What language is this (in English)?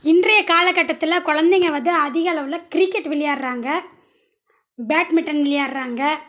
Tamil